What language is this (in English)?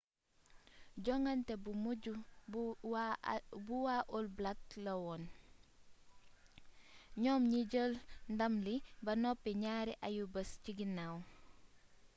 Wolof